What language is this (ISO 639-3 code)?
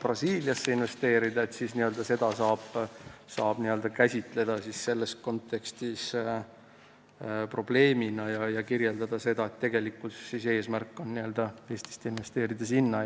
est